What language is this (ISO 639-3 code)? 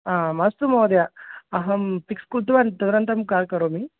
san